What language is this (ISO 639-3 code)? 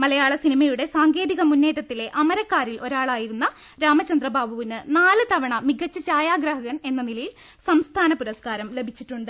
mal